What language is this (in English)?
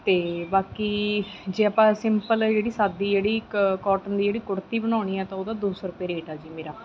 Punjabi